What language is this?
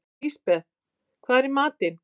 Icelandic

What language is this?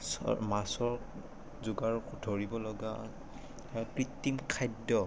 Assamese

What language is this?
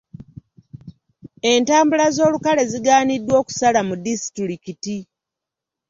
Ganda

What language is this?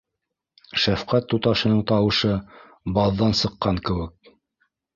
Bashkir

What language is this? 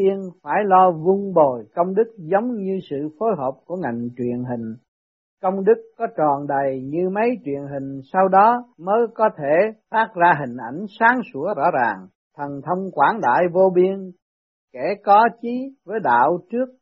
Vietnamese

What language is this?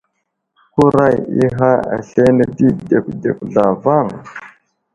Wuzlam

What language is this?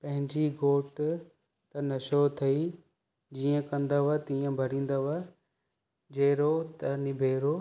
Sindhi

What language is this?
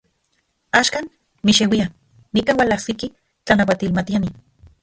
Central Puebla Nahuatl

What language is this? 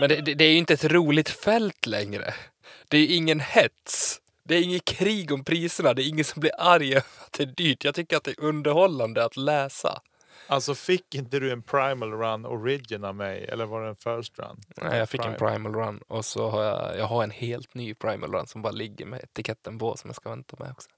Swedish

